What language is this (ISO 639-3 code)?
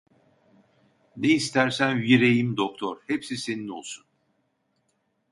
tur